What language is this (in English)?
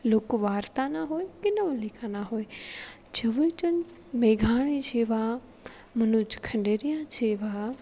Gujarati